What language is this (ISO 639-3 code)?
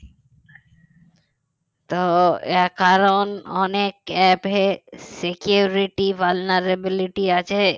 ben